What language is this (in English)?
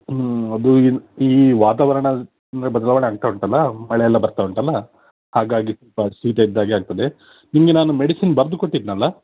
Kannada